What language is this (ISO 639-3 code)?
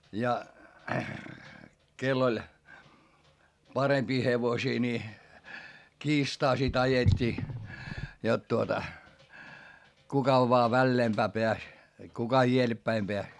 fin